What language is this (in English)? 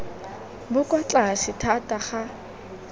Tswana